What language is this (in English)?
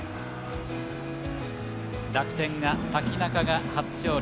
Japanese